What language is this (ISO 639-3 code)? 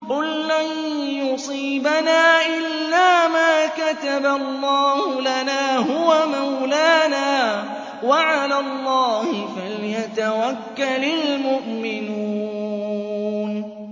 ara